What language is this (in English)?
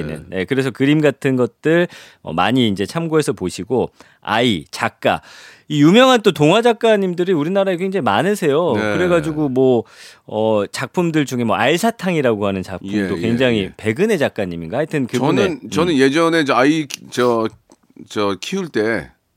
Korean